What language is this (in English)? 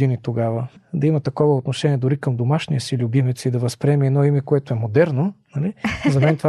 Bulgarian